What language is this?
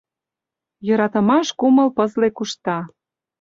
Mari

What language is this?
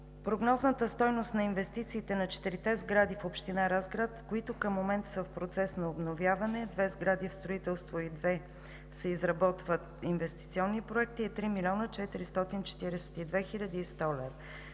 Bulgarian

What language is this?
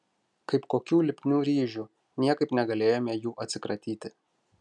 Lithuanian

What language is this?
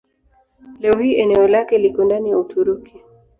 Swahili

